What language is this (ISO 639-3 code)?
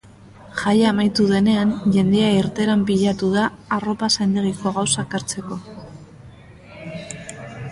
eus